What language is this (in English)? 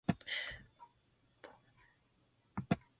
English